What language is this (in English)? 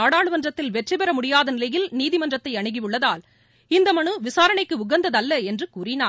Tamil